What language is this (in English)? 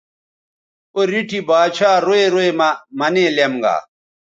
Bateri